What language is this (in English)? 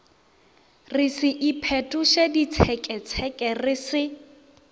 Northern Sotho